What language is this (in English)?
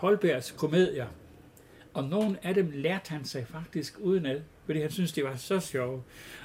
Danish